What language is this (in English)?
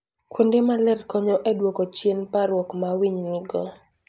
Luo (Kenya and Tanzania)